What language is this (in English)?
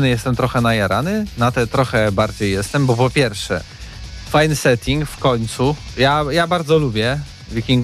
Polish